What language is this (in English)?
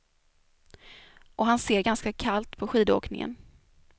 Swedish